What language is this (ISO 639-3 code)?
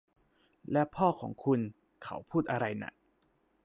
tha